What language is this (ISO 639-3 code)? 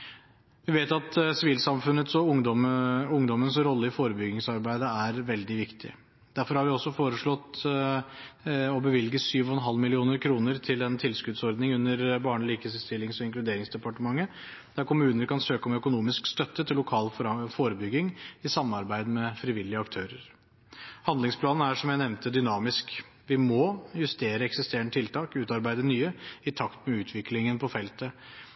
nob